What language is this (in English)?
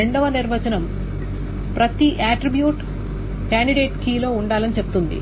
Telugu